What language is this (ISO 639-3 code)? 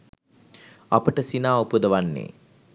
sin